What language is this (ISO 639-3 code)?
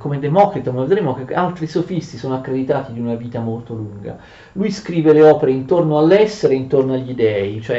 ita